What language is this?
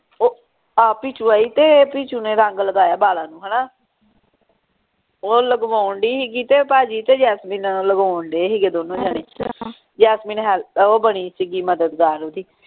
Punjabi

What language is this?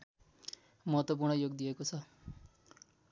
Nepali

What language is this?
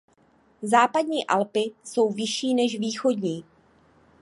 Czech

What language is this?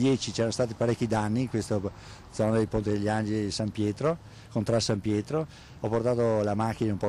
Italian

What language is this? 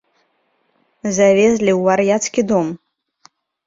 Belarusian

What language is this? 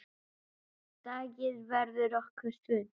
Icelandic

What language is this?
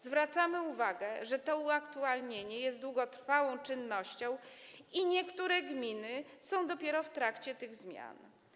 Polish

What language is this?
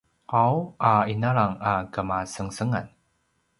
Paiwan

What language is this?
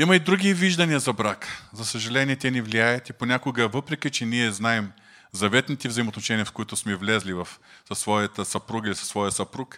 Bulgarian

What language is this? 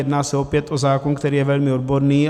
Czech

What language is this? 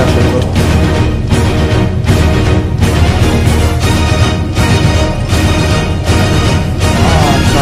German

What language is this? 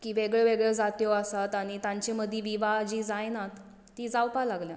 Konkani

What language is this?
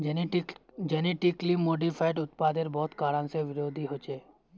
Magahi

